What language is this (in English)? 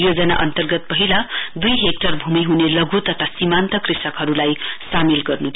Nepali